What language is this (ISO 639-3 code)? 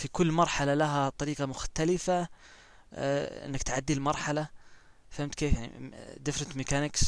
ara